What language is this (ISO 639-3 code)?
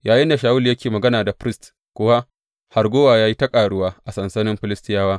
hau